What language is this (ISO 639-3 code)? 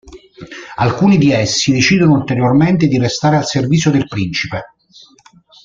ita